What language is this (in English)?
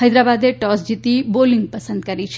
Gujarati